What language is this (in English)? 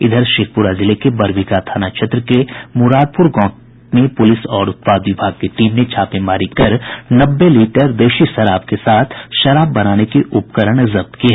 Hindi